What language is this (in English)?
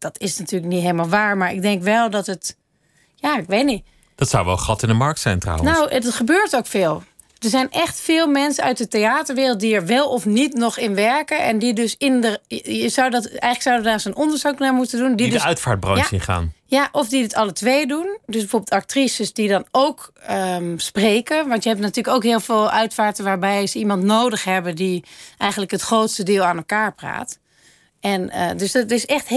Dutch